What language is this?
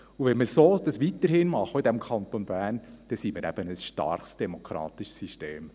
Swiss German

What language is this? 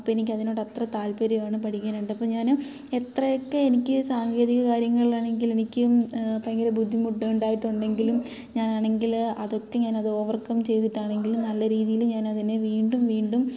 Malayalam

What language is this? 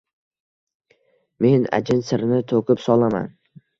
Uzbek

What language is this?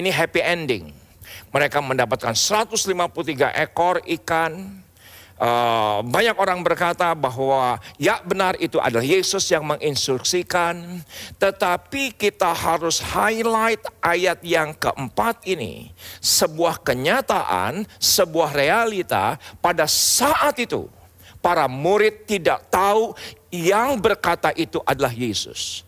Indonesian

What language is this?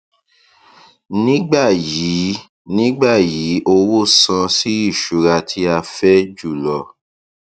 Yoruba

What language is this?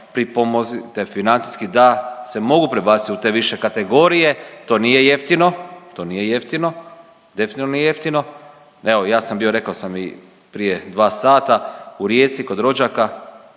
Croatian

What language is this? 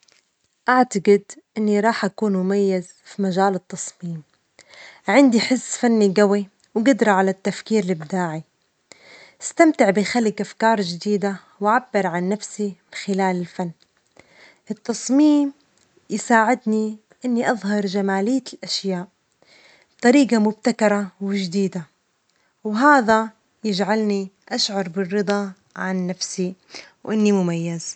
Omani Arabic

